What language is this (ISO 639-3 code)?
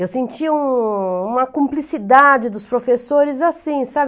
por